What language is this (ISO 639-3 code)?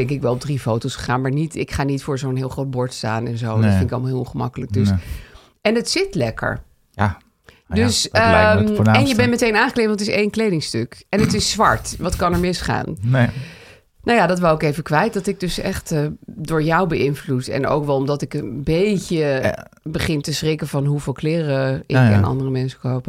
nld